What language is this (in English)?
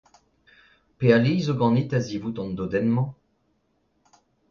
Breton